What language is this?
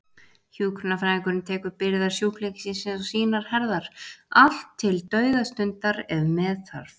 Icelandic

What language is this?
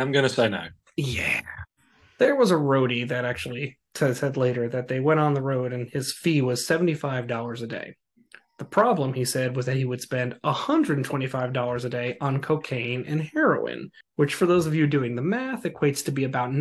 English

